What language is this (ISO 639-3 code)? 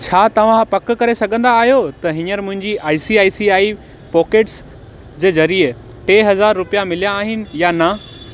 snd